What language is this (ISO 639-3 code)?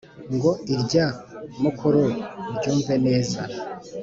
kin